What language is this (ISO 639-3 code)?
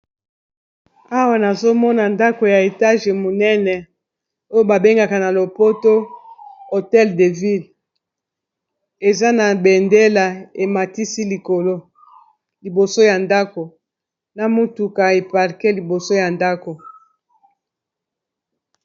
lin